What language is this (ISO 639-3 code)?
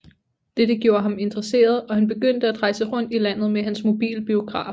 dan